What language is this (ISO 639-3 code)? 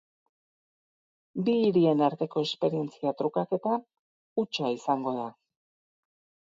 eus